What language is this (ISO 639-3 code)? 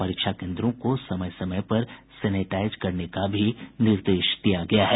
hin